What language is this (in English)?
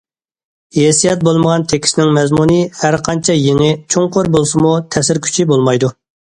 Uyghur